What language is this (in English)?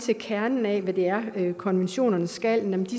Danish